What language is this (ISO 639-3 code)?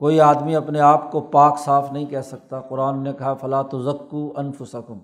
urd